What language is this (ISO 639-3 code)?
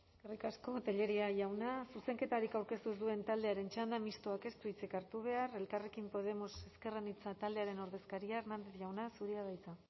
eus